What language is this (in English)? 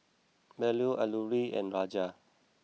English